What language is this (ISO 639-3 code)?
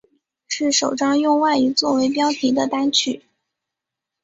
zho